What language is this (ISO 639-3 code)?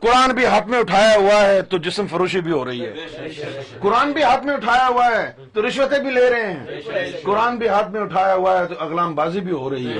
urd